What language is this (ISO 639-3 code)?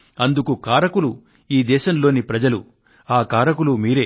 tel